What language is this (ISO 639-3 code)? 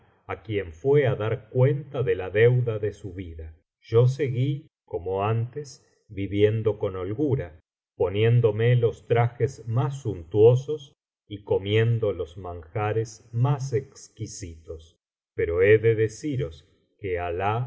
spa